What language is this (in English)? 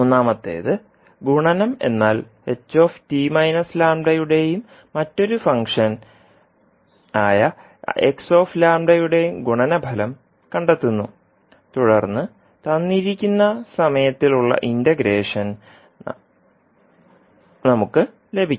Malayalam